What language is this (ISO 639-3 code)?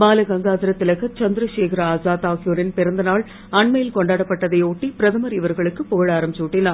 tam